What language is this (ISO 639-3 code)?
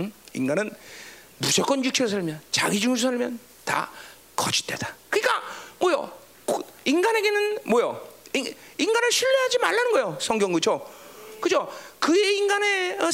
kor